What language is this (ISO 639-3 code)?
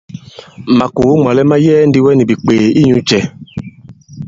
abb